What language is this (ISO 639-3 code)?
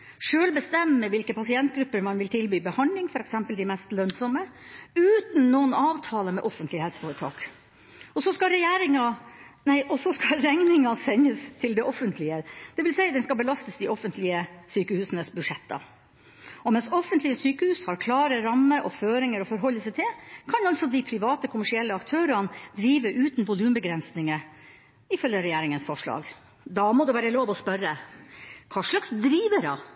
nob